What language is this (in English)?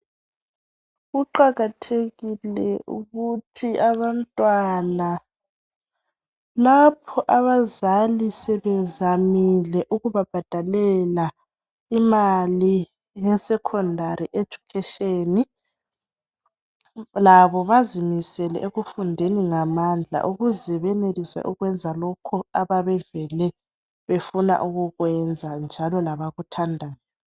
North Ndebele